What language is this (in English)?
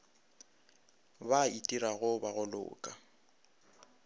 Northern Sotho